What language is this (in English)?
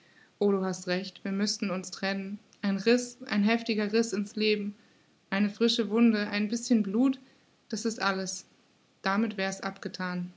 German